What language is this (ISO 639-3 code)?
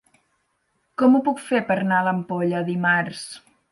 cat